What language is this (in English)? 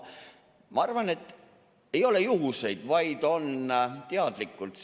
Estonian